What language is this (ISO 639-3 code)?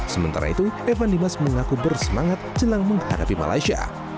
ind